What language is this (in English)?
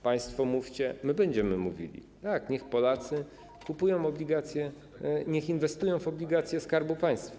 Polish